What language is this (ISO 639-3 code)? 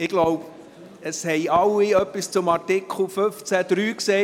gsw